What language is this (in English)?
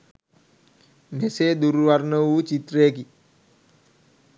Sinhala